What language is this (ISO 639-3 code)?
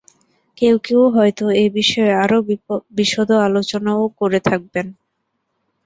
ben